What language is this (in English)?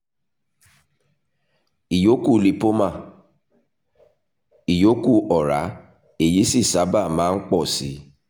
Yoruba